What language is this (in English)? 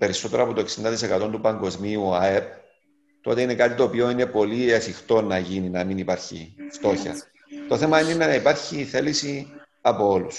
Greek